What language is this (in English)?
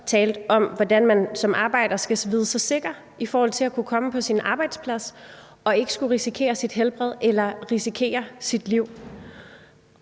Danish